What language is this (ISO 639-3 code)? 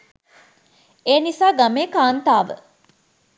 sin